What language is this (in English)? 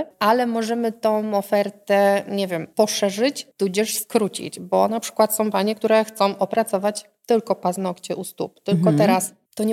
Polish